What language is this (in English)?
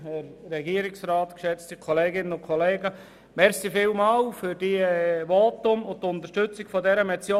Swiss German